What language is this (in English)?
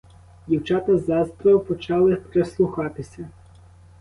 Ukrainian